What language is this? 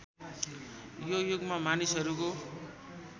Nepali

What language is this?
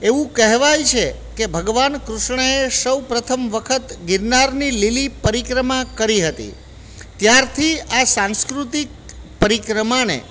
Gujarati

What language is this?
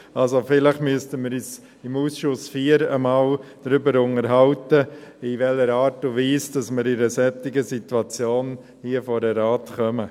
Swiss German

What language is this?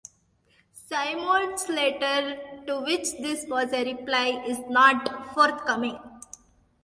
English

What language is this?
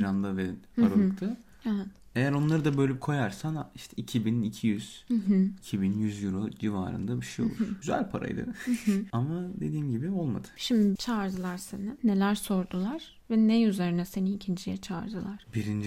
Turkish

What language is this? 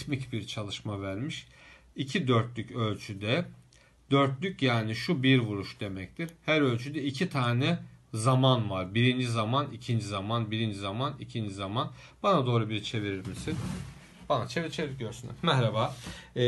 Turkish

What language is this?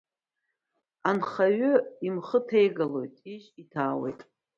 Abkhazian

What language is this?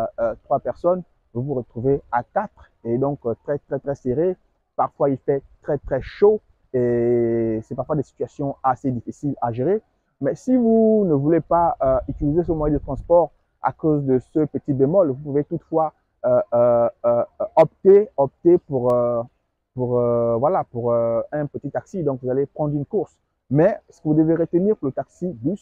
French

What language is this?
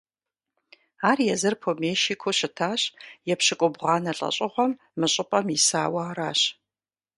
Kabardian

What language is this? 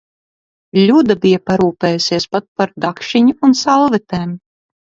Latvian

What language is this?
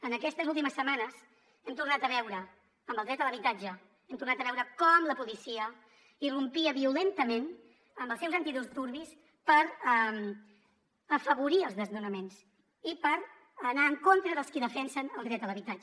Catalan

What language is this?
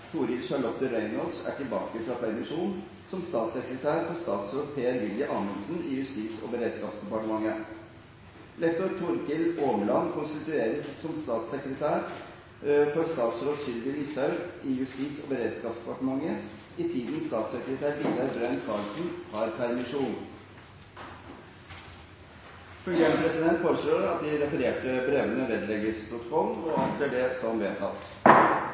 Norwegian Bokmål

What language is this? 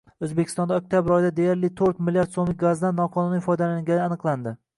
Uzbek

